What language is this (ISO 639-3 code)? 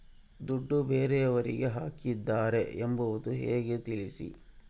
kan